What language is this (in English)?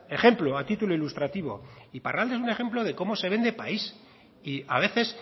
Spanish